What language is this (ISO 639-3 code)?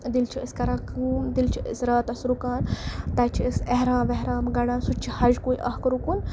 kas